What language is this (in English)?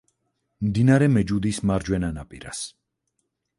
Georgian